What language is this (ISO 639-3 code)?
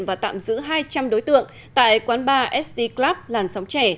vie